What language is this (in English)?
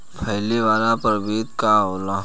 Bhojpuri